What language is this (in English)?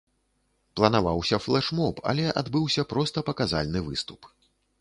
Belarusian